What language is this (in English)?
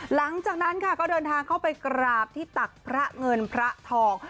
Thai